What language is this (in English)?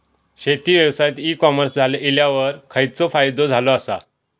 Marathi